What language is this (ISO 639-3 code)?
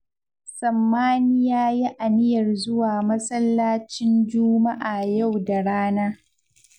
hau